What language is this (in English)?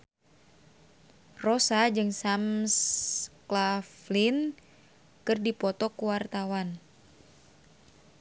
Sundanese